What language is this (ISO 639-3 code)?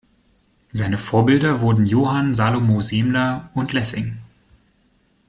deu